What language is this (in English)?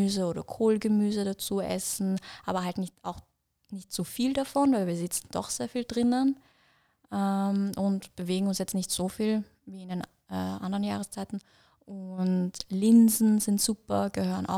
German